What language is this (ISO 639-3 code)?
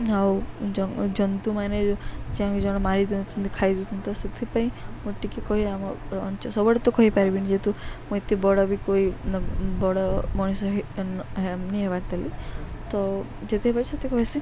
ori